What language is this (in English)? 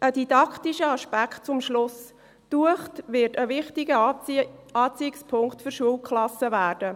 Swiss German